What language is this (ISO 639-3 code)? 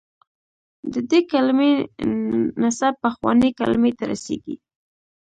pus